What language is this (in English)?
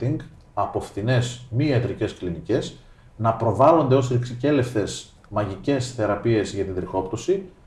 Greek